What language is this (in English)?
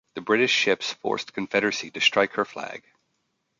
English